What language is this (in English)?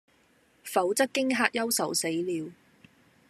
Cantonese